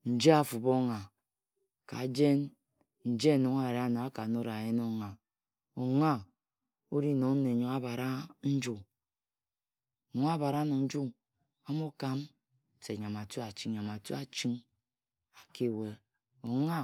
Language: Ejagham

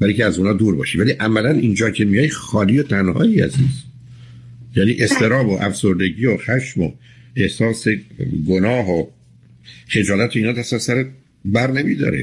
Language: Persian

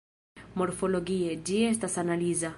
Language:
Esperanto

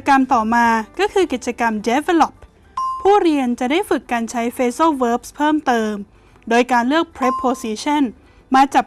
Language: Thai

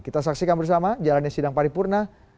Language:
Indonesian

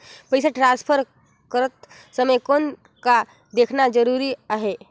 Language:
Chhattisgarhi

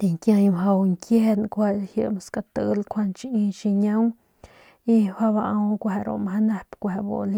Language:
Northern Pame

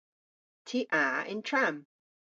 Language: Cornish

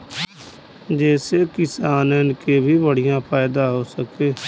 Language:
Bhojpuri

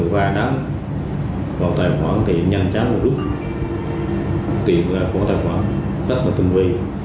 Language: Vietnamese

